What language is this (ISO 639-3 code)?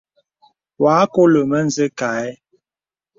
beb